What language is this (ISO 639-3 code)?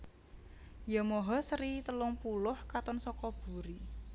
jav